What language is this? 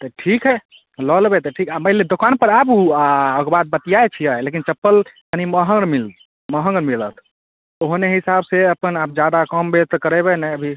Maithili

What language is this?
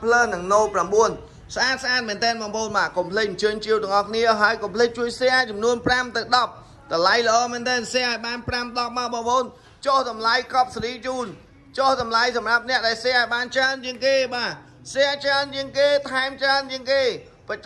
Thai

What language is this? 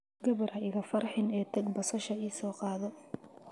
Somali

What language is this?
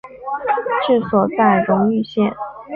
Chinese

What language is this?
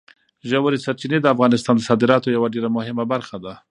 Pashto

